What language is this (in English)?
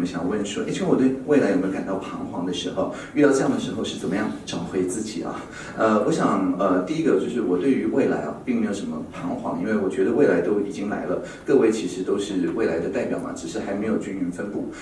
Chinese